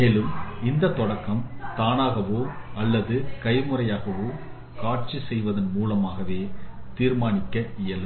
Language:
Tamil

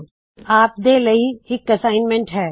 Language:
Punjabi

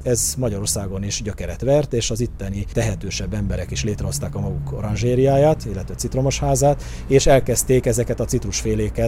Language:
Hungarian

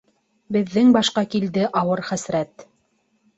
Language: Bashkir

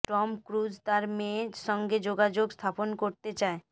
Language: Bangla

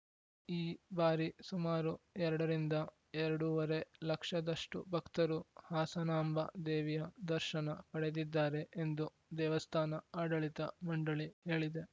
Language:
Kannada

